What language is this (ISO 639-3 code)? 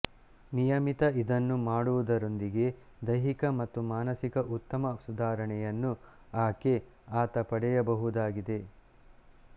kan